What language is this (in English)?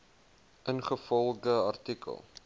Afrikaans